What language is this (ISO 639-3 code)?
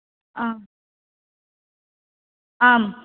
san